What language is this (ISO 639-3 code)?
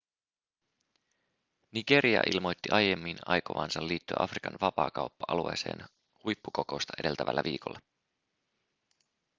fin